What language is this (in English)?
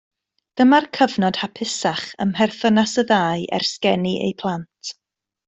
Welsh